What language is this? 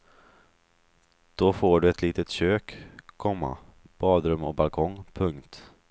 Swedish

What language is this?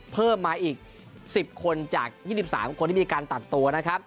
Thai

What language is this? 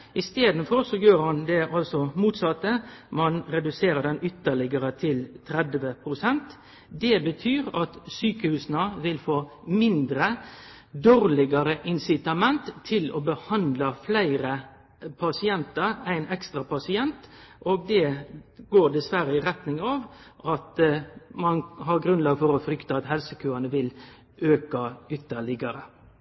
Norwegian Nynorsk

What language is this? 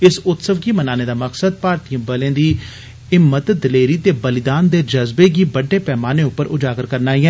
Dogri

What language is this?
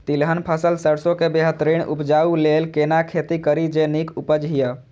Maithili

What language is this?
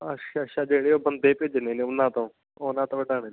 Punjabi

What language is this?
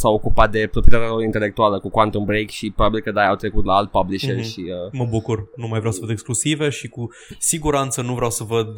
Romanian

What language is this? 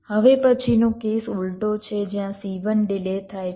Gujarati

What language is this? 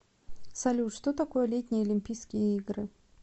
Russian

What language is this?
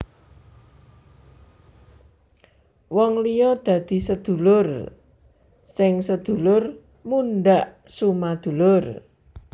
Javanese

